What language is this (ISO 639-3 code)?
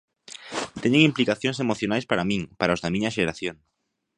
glg